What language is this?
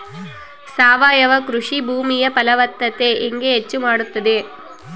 Kannada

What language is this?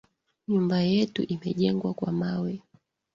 Swahili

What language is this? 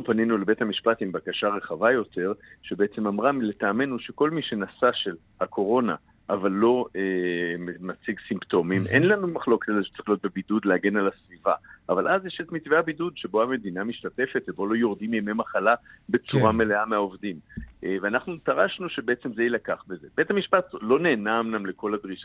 Hebrew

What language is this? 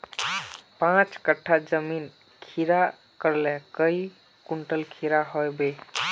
Magahi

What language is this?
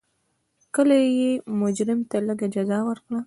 Pashto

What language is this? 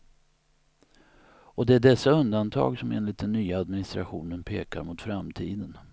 Swedish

